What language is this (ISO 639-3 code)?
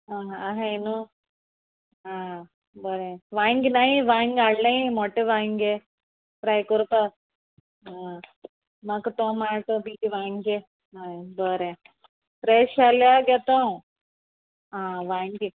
kok